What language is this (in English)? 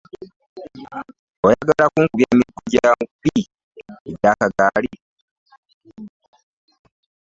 Ganda